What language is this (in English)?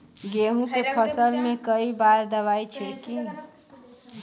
Bhojpuri